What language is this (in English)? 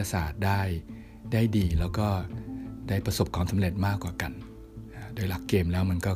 Thai